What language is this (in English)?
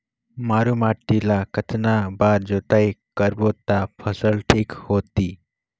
Chhattisgarhi